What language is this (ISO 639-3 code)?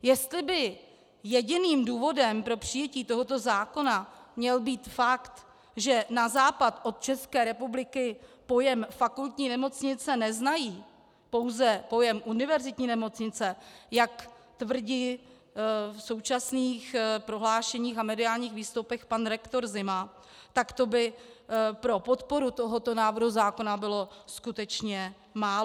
ces